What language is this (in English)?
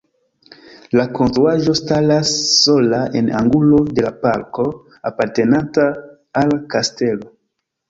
Esperanto